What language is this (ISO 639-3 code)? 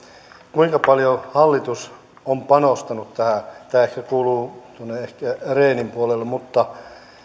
fin